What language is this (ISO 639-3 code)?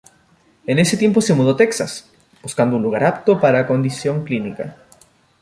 spa